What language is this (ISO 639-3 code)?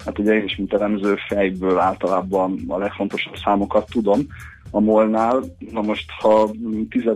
hun